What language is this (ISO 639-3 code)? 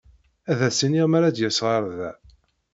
kab